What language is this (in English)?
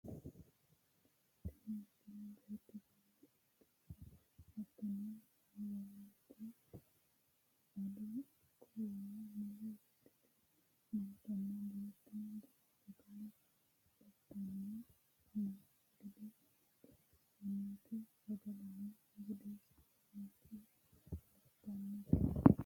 Sidamo